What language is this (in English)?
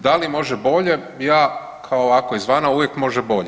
Croatian